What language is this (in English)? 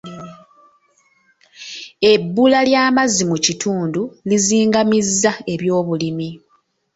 Ganda